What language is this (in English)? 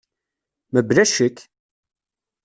Kabyle